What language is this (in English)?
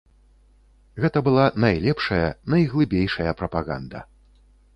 Belarusian